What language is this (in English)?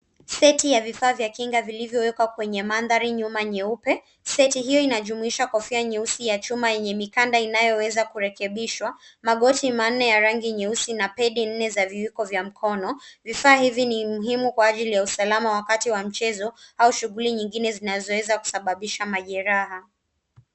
Swahili